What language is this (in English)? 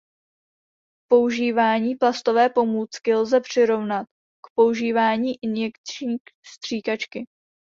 Czech